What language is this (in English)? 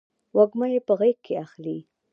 Pashto